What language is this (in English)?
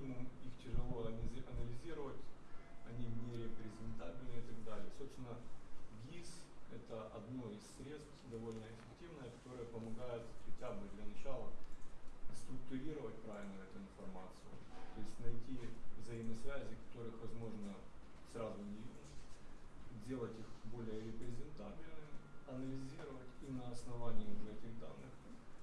Ukrainian